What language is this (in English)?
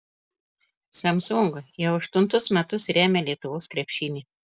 Lithuanian